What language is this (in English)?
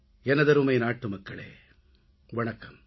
Tamil